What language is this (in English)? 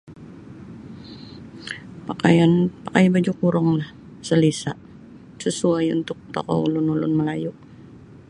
Sabah Bisaya